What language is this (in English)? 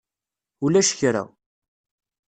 Kabyle